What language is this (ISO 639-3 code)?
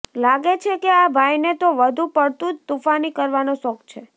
guj